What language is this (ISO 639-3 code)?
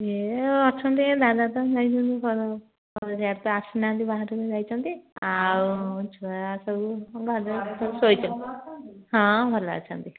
ori